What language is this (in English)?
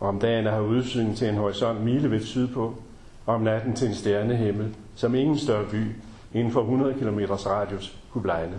Danish